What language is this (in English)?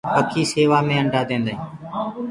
Gurgula